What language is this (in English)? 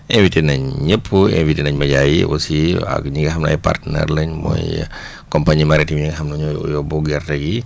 Wolof